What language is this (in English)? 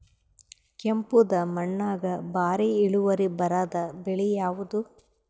Kannada